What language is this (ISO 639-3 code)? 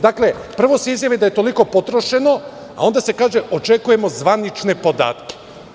srp